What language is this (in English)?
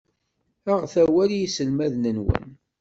Kabyle